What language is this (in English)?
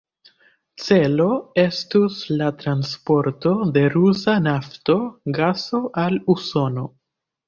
Esperanto